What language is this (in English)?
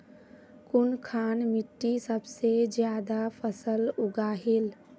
Magahi